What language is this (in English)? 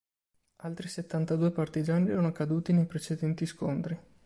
Italian